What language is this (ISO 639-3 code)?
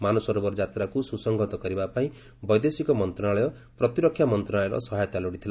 ori